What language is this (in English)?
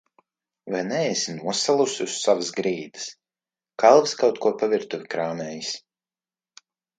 Latvian